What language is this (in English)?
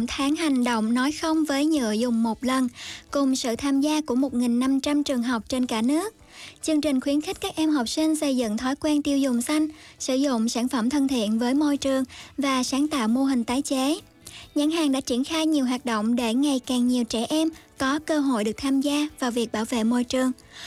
Vietnamese